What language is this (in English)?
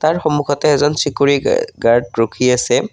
Assamese